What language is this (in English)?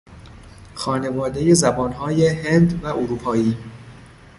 Persian